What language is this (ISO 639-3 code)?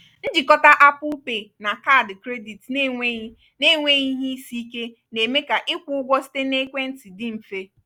ibo